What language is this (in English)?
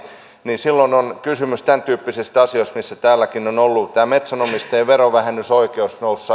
Finnish